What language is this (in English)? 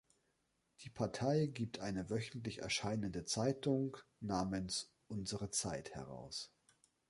German